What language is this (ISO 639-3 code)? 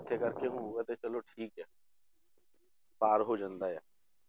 pan